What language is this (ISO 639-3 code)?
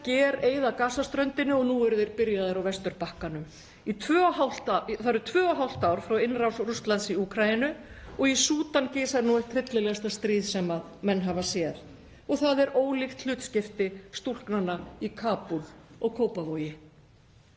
isl